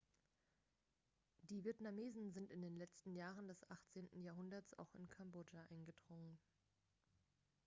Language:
German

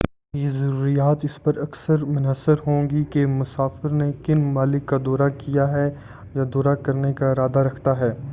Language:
Urdu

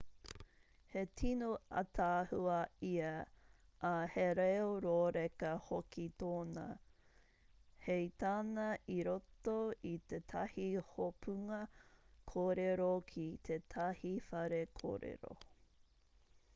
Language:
Māori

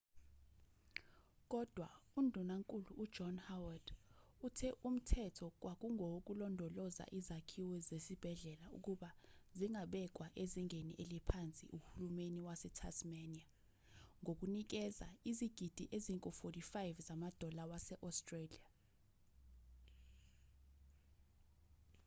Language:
Zulu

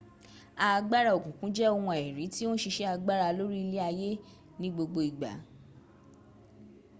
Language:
Yoruba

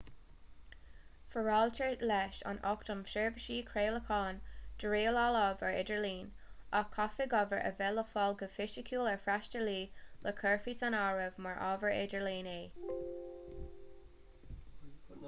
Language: Irish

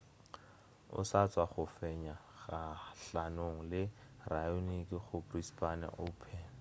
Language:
Northern Sotho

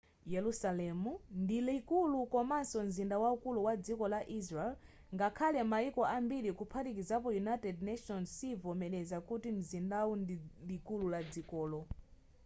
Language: Nyanja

